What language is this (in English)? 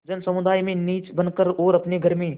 Hindi